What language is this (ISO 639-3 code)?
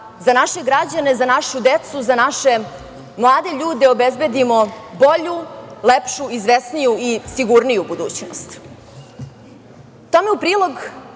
srp